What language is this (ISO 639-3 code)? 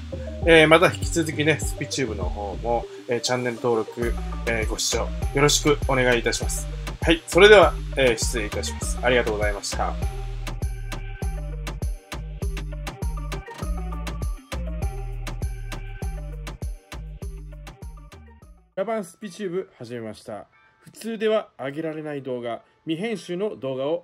jpn